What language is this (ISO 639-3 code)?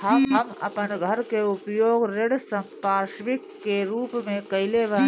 bho